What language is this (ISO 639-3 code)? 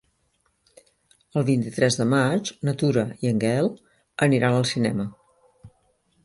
cat